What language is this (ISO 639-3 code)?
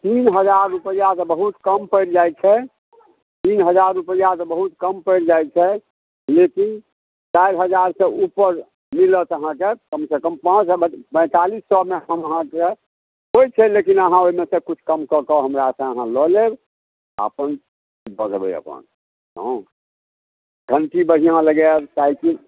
mai